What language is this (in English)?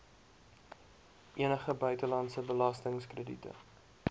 Afrikaans